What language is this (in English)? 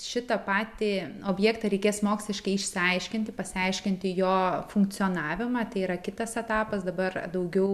Lithuanian